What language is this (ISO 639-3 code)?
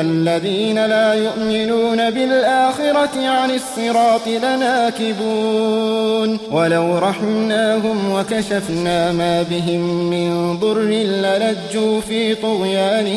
ara